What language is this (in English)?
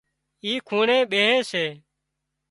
Wadiyara Koli